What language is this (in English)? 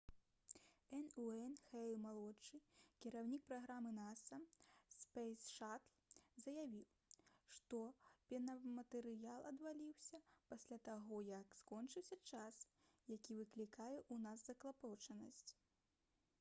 Belarusian